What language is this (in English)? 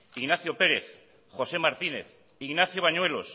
Basque